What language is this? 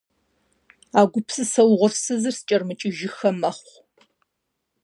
Kabardian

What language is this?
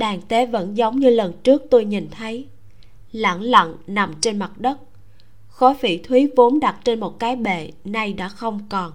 Vietnamese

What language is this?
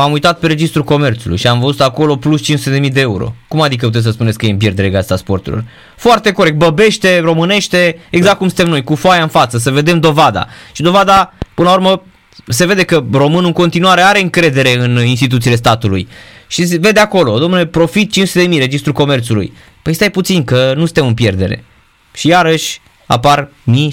Romanian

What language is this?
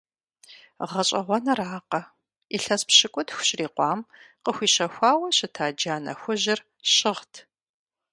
Kabardian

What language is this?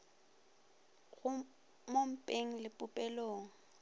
Northern Sotho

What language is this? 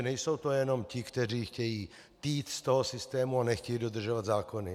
Czech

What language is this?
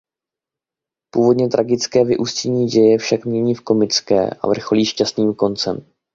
Czech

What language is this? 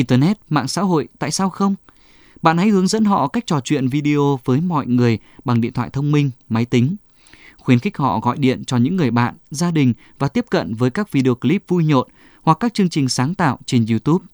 Vietnamese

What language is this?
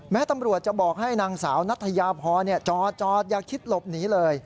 Thai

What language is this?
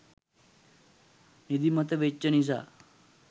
Sinhala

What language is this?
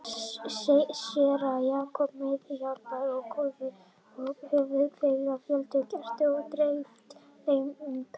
Icelandic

